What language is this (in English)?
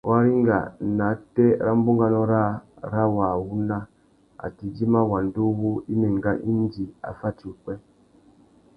Tuki